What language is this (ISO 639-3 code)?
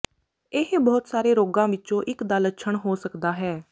pan